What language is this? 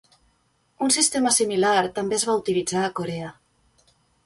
Catalan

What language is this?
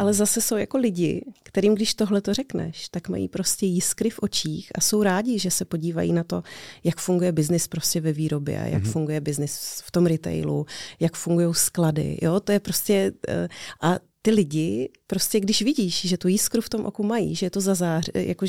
Czech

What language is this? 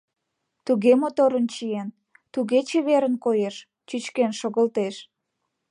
Mari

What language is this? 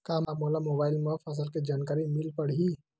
Chhattisgarhi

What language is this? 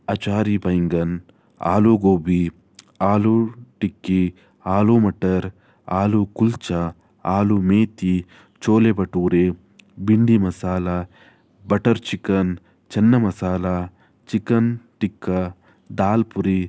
Kannada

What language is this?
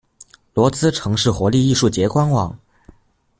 Chinese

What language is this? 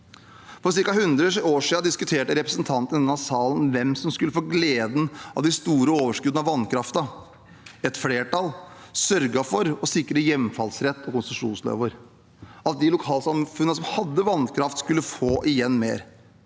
Norwegian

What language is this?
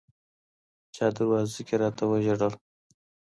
Pashto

